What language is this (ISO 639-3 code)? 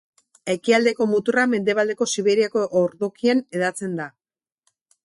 eus